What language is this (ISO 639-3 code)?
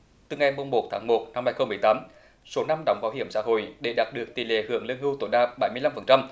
vie